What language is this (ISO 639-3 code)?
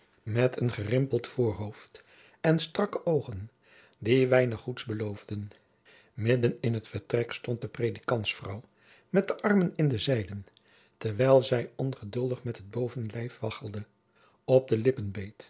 nld